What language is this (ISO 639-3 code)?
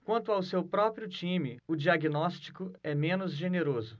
por